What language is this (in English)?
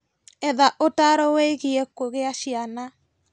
Kikuyu